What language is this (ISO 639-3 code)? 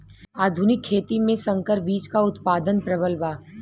bho